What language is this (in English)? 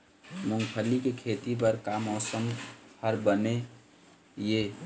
Chhattisgarhi